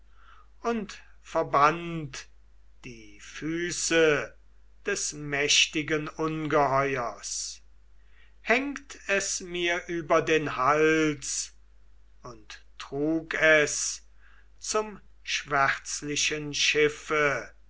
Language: German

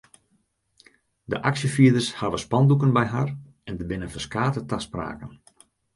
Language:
Western Frisian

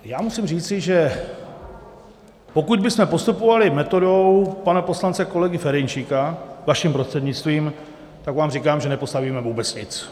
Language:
Czech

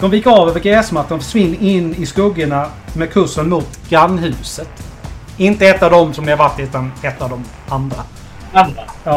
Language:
Swedish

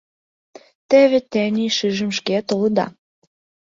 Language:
Mari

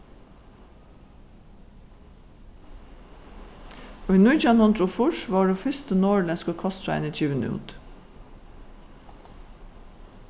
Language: Faroese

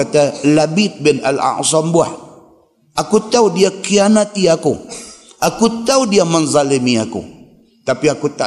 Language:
Malay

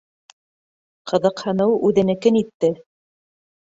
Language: Bashkir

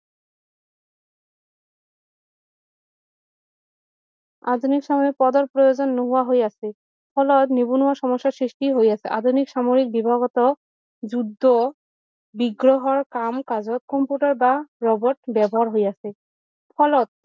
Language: Assamese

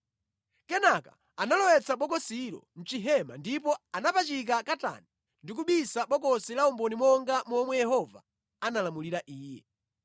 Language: Nyanja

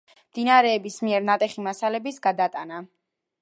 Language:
Georgian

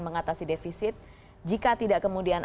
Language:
Indonesian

